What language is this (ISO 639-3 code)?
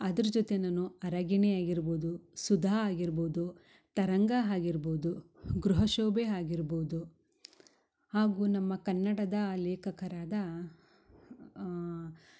kan